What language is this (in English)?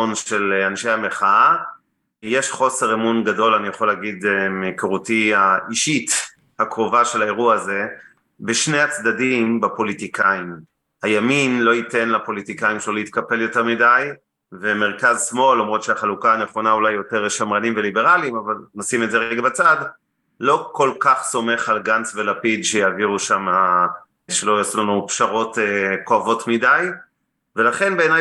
Hebrew